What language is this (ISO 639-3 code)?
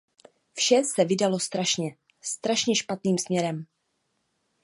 ces